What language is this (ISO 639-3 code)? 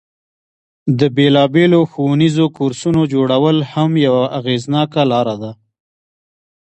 pus